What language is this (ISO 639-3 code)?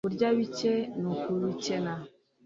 kin